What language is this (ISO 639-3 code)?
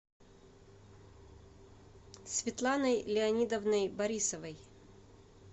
rus